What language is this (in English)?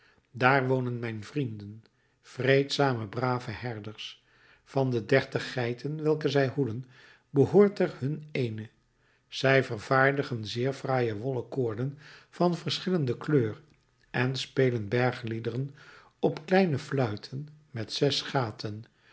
Dutch